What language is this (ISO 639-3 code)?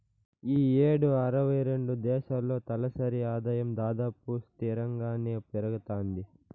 tel